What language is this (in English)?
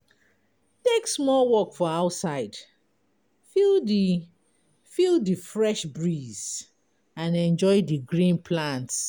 Nigerian Pidgin